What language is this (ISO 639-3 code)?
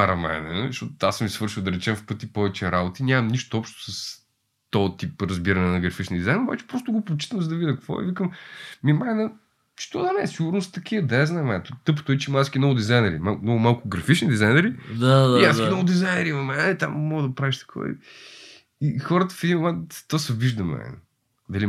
bul